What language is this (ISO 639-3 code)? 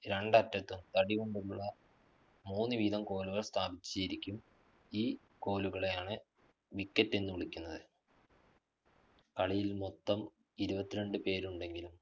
mal